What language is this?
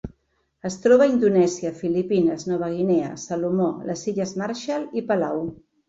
Catalan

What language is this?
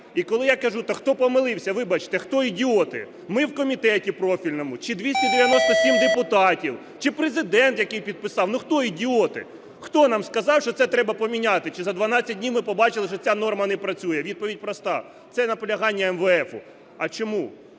Ukrainian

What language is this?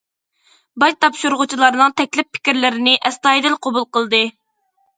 Uyghur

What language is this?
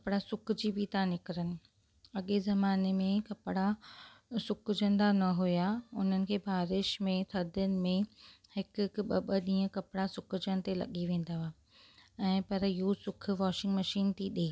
Sindhi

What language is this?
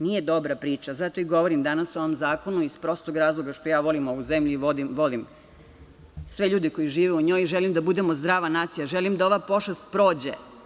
Serbian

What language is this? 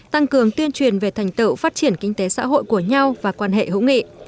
Vietnamese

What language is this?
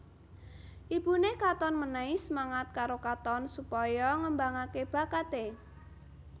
Javanese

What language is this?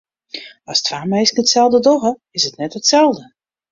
Western Frisian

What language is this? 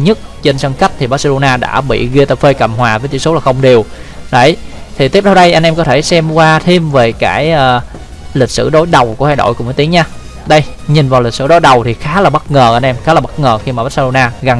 Vietnamese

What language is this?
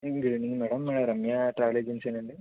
Telugu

